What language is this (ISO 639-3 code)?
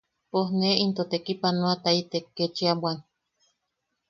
yaq